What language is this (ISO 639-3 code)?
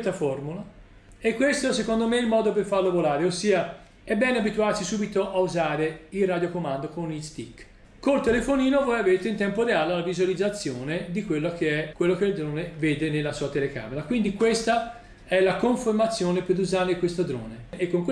ita